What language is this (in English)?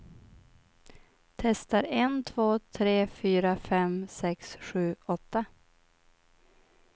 Swedish